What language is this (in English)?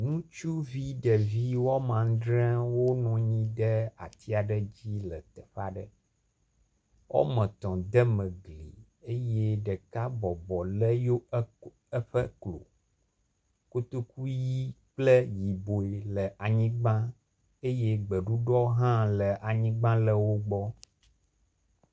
Ewe